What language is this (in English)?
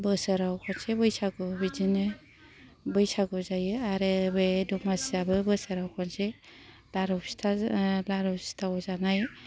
Bodo